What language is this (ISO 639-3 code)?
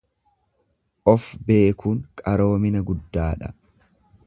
orm